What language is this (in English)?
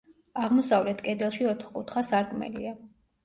Georgian